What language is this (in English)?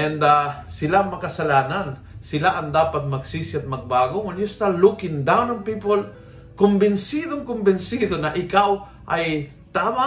Filipino